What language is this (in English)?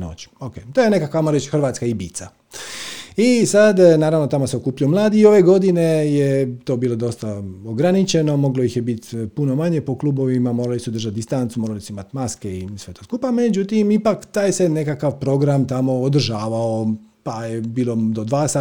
Croatian